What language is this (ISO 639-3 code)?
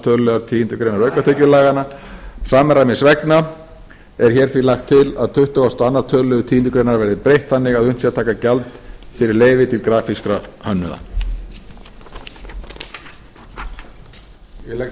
isl